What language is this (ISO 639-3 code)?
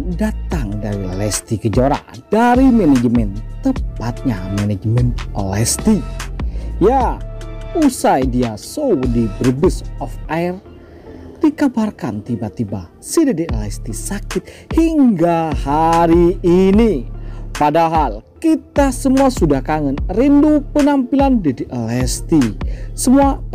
ind